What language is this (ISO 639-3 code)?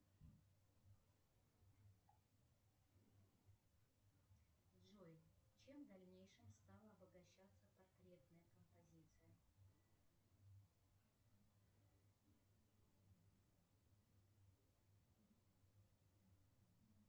rus